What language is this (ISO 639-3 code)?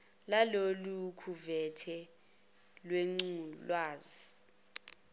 zul